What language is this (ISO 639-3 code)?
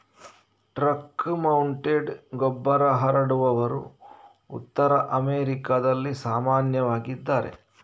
kan